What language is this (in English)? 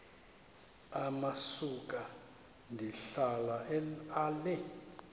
Xhosa